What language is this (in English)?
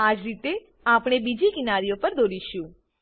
Gujarati